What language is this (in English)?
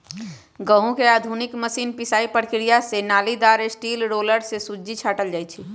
Magahi